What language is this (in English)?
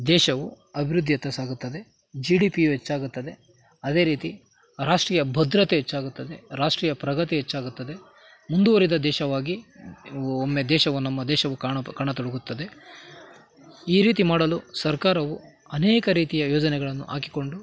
Kannada